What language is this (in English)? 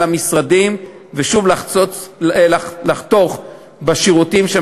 Hebrew